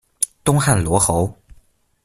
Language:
Chinese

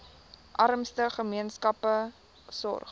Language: Afrikaans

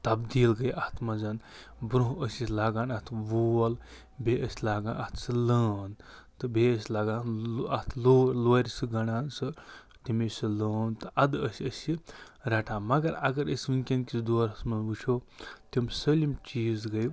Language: Kashmiri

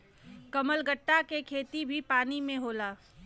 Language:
Bhojpuri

